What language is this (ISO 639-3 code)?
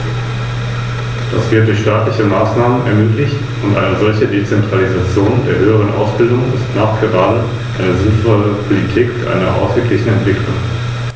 deu